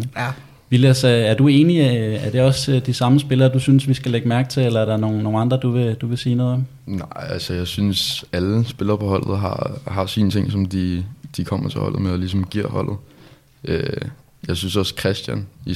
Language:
Danish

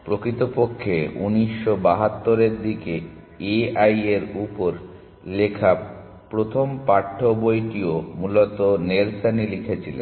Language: Bangla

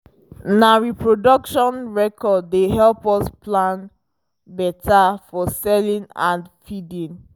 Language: Nigerian Pidgin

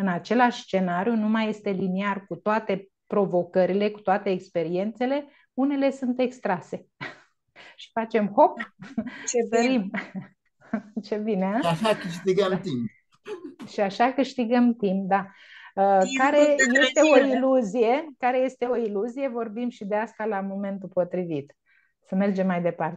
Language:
Romanian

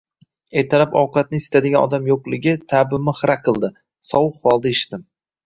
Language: Uzbek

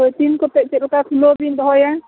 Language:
Santali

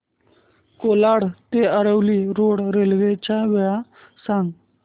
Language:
Marathi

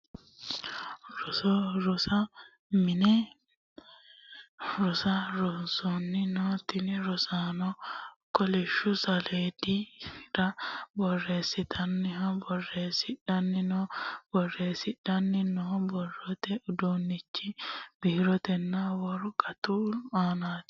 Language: Sidamo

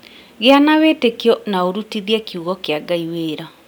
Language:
Kikuyu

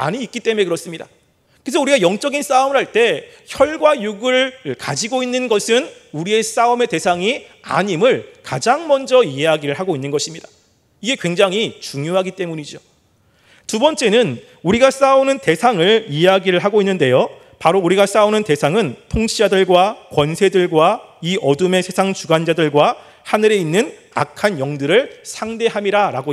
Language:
Korean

